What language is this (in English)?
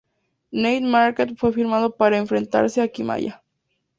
Spanish